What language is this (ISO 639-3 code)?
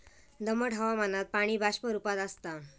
mar